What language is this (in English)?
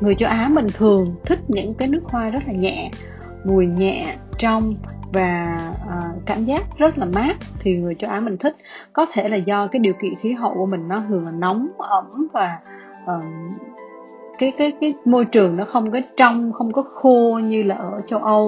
Vietnamese